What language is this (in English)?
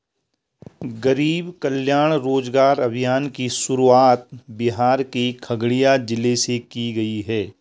Hindi